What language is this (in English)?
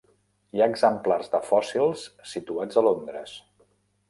Catalan